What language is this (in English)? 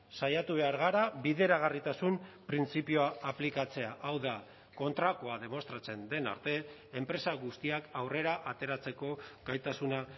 Basque